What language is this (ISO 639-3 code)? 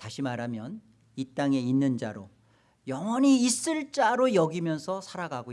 kor